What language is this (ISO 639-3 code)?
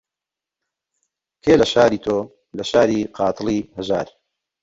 ckb